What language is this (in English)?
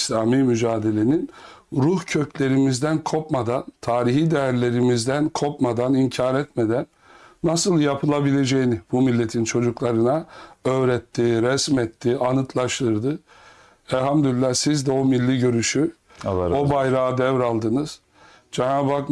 Turkish